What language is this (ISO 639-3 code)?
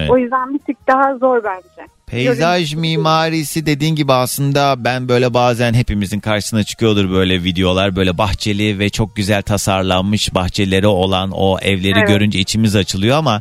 tur